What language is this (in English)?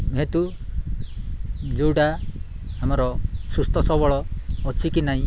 Odia